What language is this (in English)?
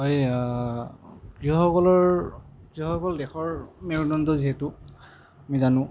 Assamese